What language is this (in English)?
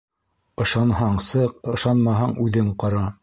Bashkir